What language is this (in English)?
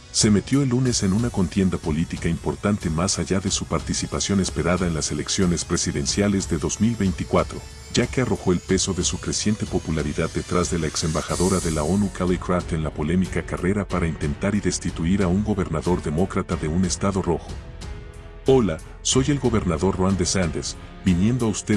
Spanish